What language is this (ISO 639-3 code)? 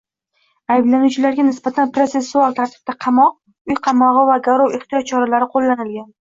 uzb